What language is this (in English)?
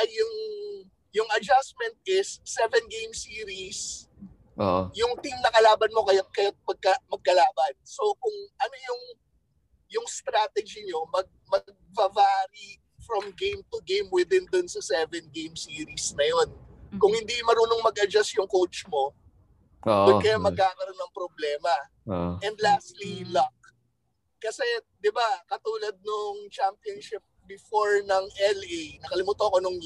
Filipino